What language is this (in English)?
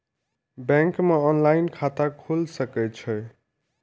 Maithili